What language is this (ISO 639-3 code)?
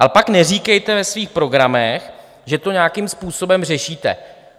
ces